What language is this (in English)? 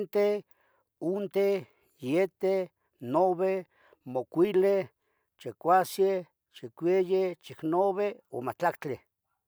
Tetelcingo Nahuatl